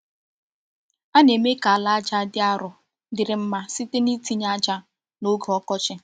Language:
Igbo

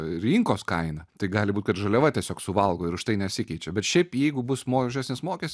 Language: Lithuanian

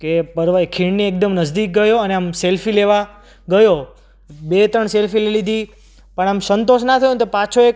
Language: Gujarati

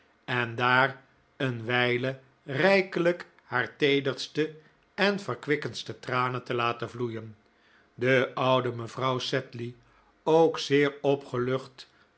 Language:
Dutch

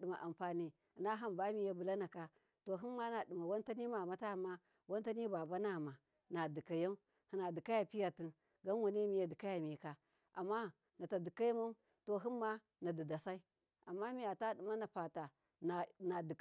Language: Miya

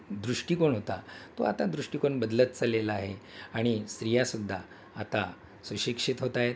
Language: Marathi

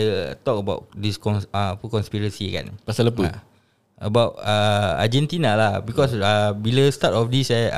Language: Malay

